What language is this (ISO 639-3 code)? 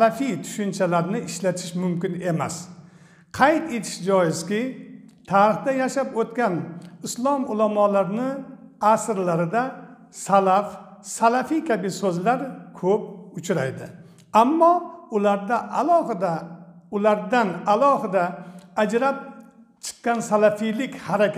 tur